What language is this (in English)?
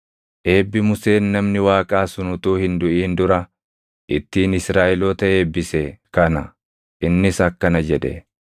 Oromo